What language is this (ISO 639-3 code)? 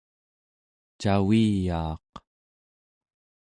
esu